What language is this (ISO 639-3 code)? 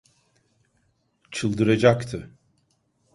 tur